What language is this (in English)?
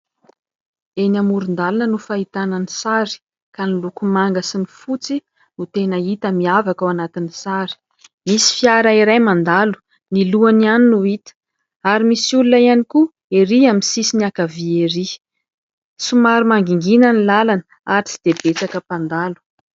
Malagasy